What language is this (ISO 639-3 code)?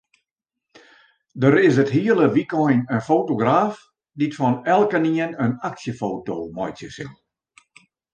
fry